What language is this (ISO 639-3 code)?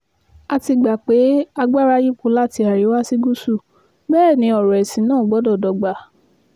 yor